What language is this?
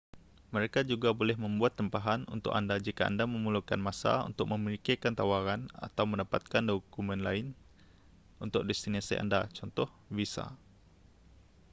Malay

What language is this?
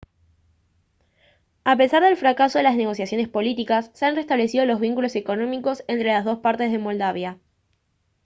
Spanish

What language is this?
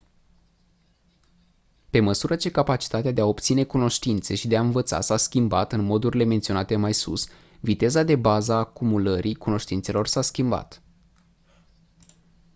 Romanian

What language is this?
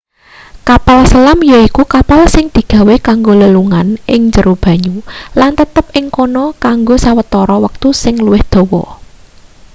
Javanese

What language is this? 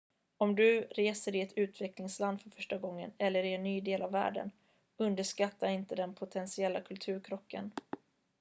Swedish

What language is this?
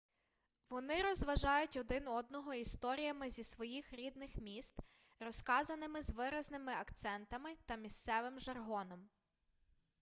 Ukrainian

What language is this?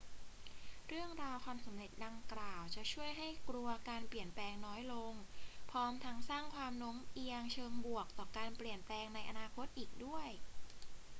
Thai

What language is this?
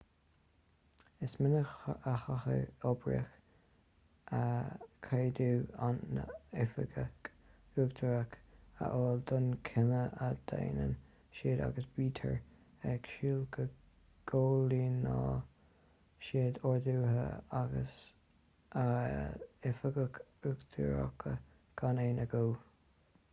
Irish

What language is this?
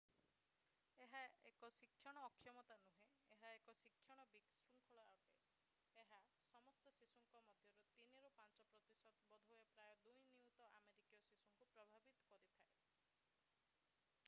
Odia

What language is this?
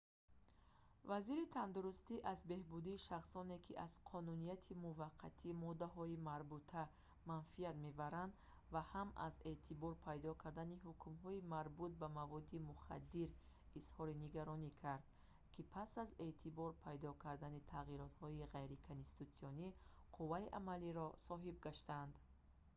Tajik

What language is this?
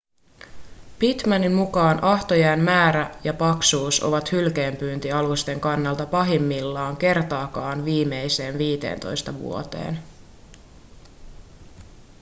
Finnish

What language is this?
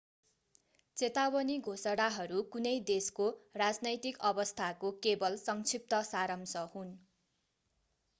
Nepali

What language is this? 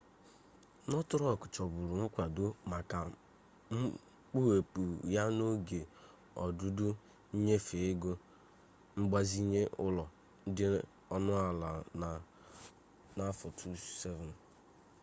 Igbo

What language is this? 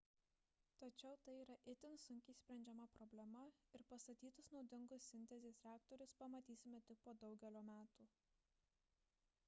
Lithuanian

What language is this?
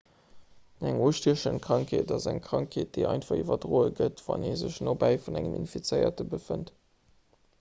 Luxembourgish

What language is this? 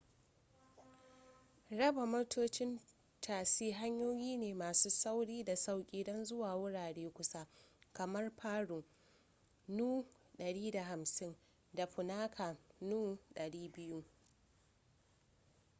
Hausa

